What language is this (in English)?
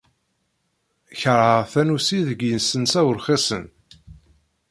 Kabyle